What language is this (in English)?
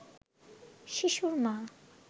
Bangla